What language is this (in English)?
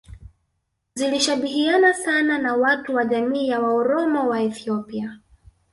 Swahili